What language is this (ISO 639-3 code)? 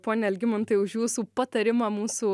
lit